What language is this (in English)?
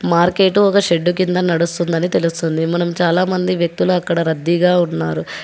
Telugu